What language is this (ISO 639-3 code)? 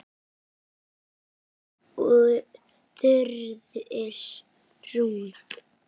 isl